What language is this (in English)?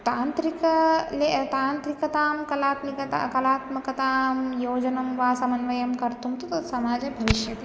Sanskrit